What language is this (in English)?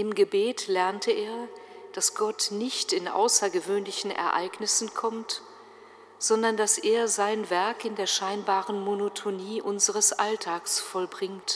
German